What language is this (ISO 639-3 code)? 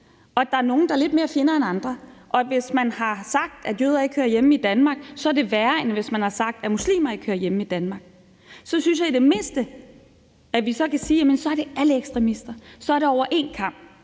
dan